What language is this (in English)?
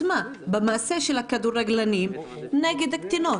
Hebrew